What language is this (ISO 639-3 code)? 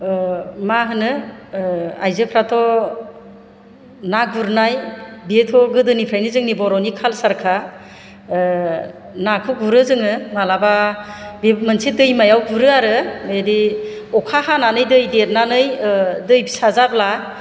brx